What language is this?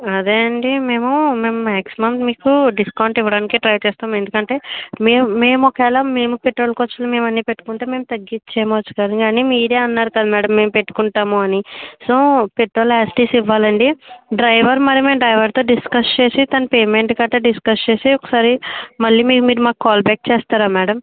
Telugu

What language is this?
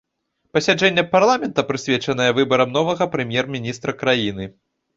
Belarusian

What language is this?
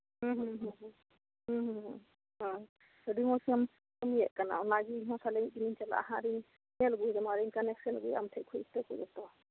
Santali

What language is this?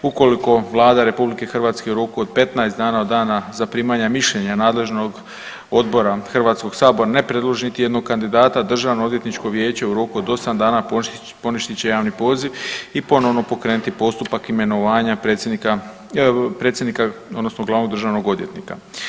Croatian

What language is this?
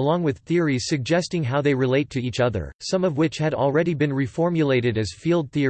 English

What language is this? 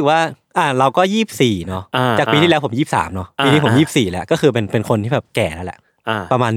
Thai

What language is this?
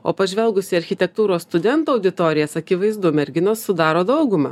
Lithuanian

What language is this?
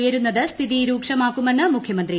Malayalam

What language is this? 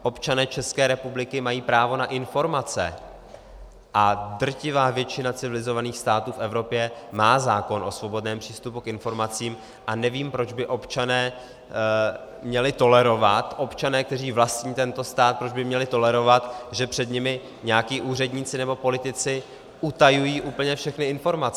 Czech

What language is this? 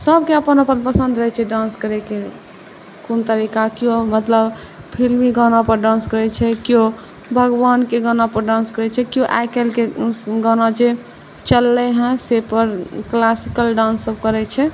Maithili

